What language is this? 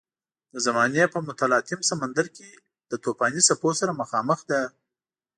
Pashto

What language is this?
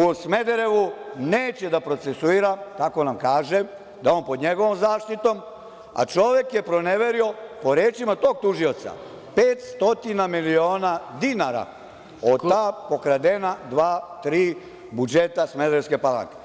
Serbian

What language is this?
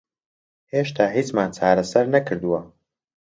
Central Kurdish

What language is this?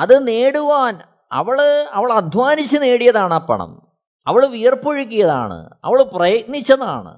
Malayalam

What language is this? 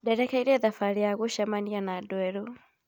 Kikuyu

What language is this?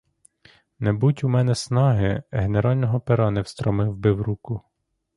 Ukrainian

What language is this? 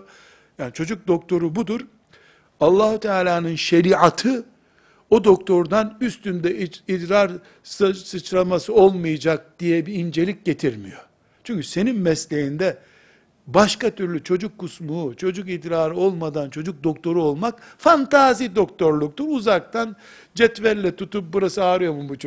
Turkish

